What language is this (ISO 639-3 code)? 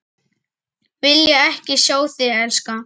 isl